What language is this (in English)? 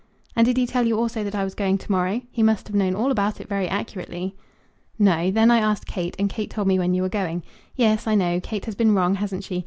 English